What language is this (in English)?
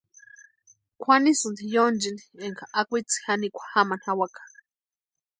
Western Highland Purepecha